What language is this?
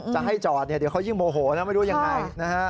Thai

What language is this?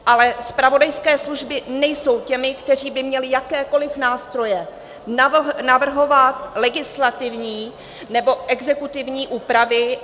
Czech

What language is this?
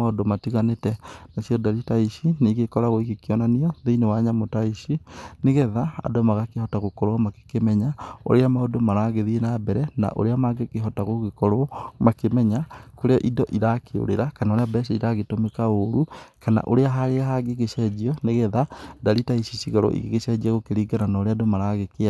Kikuyu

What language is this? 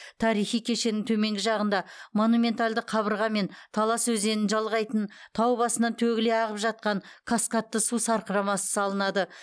Kazakh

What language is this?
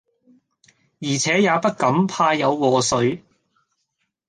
Cantonese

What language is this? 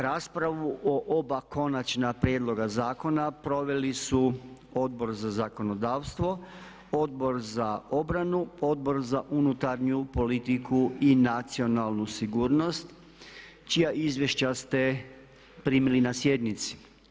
Croatian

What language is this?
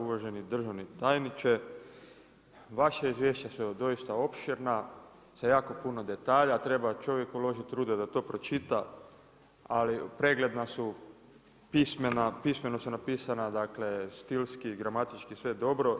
Croatian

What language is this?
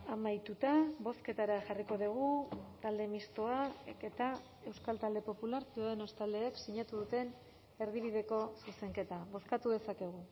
Basque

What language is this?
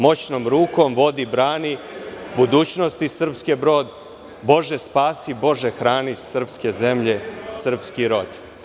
Serbian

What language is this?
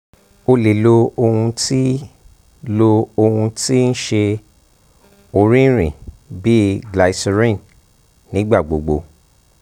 Yoruba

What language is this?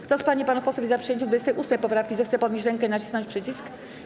Polish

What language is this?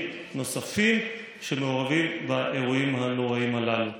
Hebrew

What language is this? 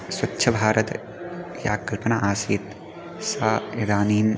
Sanskrit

